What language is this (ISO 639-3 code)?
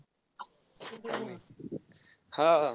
mar